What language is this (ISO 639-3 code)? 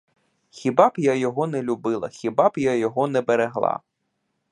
ukr